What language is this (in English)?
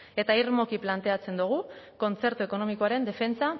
Basque